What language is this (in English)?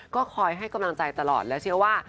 Thai